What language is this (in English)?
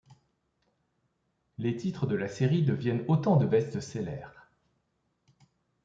French